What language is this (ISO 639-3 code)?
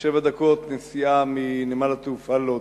heb